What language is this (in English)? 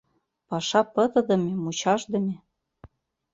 Mari